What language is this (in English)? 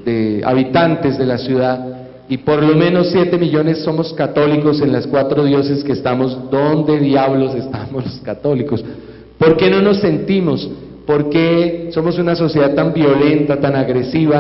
Spanish